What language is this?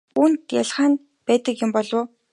Mongolian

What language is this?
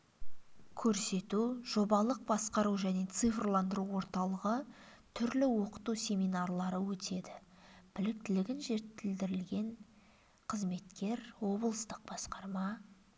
Kazakh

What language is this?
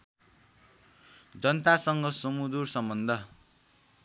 Nepali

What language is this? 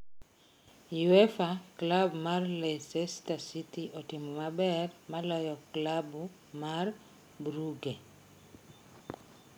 Luo (Kenya and Tanzania)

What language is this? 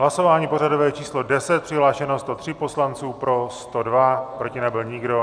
Czech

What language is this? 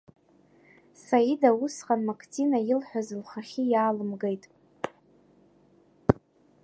Abkhazian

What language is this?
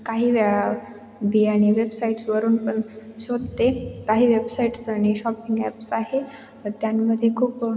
Marathi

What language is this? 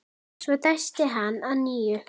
Icelandic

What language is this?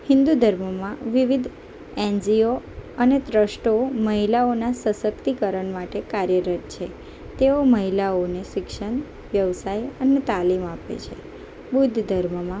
Gujarati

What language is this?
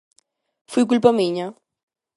Galician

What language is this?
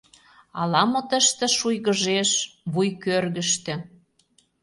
Mari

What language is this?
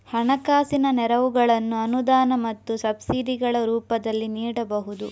Kannada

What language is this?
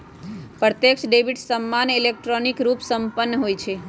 Magahi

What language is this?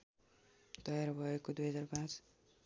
Nepali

